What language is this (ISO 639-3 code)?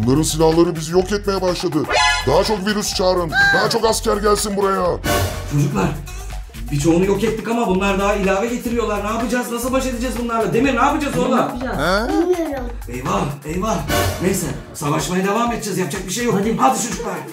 tur